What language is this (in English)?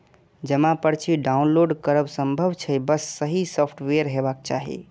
Maithili